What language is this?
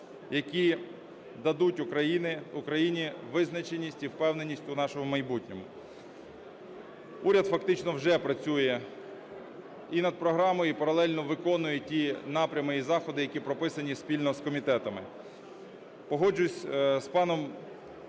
Ukrainian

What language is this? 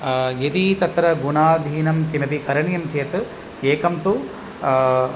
Sanskrit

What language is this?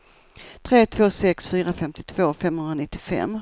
Swedish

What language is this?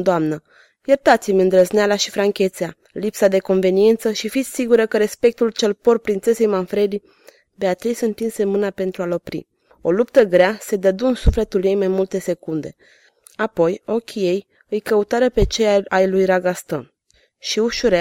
Romanian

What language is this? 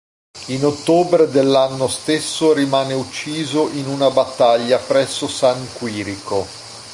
Italian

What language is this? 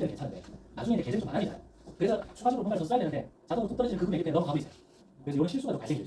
Korean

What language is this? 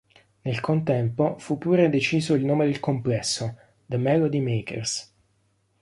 Italian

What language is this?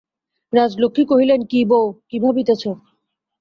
Bangla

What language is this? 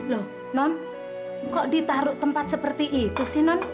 Indonesian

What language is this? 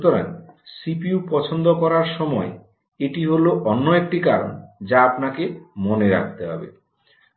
Bangla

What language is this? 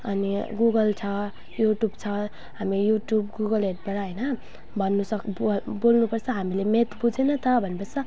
Nepali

